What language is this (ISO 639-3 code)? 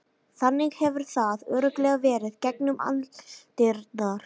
isl